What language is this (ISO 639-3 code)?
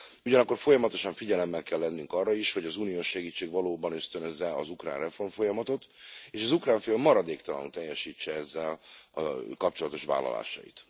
hun